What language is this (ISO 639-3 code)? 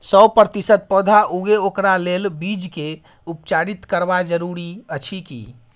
mai